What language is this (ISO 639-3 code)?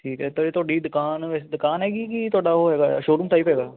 pan